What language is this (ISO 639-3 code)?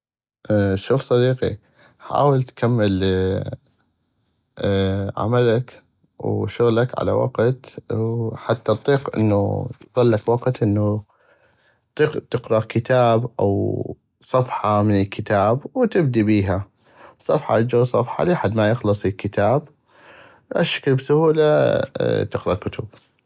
ayp